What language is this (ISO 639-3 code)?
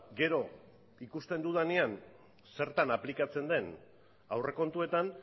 eus